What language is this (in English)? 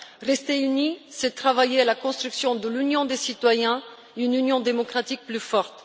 French